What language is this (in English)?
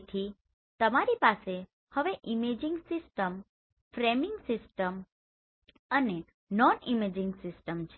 Gujarati